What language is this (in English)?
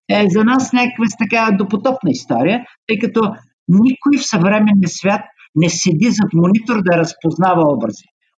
Bulgarian